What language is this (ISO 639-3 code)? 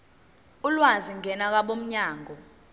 zul